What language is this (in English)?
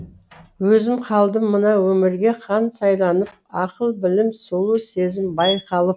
Kazakh